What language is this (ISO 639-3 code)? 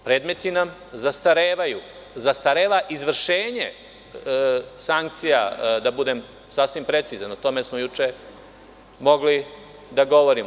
srp